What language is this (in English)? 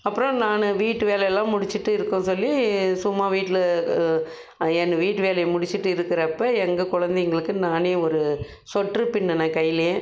Tamil